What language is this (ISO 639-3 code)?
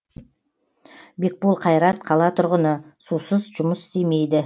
kaz